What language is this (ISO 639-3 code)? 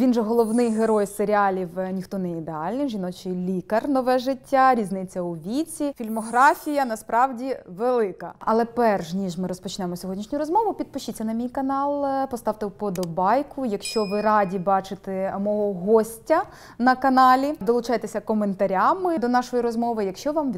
ukr